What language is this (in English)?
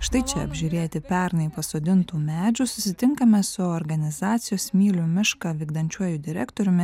Lithuanian